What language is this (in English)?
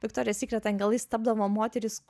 Lithuanian